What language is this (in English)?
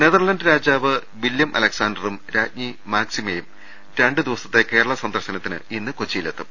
Malayalam